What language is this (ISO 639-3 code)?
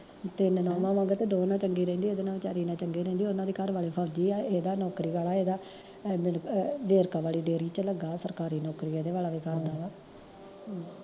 pan